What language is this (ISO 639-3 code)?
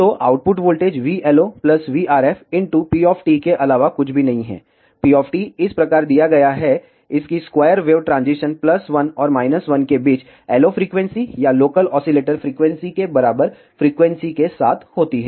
hin